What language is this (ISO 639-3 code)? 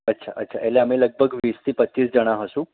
guj